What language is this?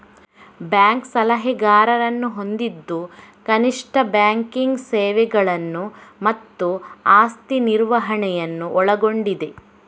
Kannada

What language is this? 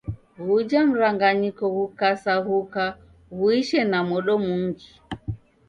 Taita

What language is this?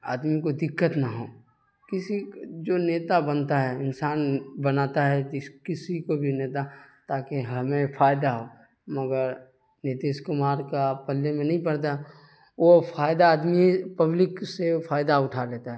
Urdu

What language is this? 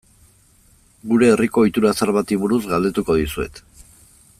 Basque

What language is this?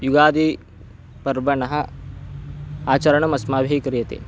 Sanskrit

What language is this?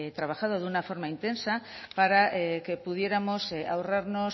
Spanish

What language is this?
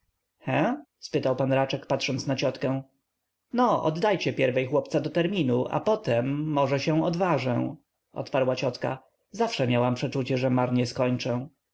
Polish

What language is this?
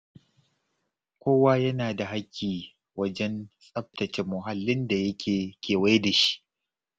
Hausa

